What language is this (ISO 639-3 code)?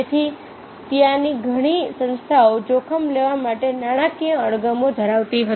guj